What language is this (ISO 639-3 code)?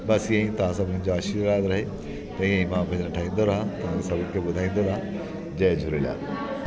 snd